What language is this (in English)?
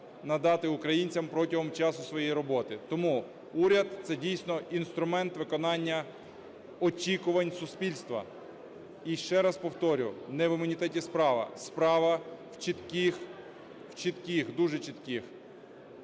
Ukrainian